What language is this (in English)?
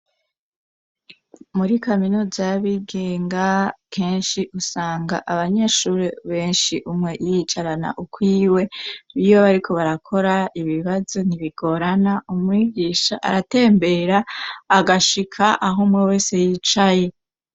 Rundi